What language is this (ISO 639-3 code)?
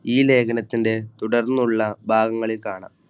mal